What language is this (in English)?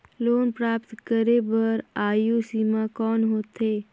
Chhattisgarhi